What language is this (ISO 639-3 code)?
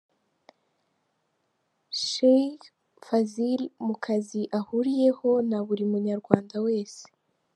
kin